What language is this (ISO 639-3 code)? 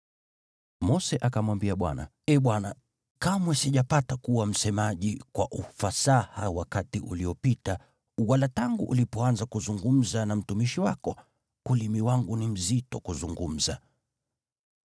swa